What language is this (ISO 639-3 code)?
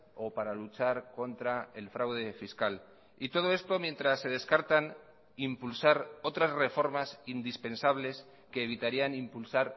spa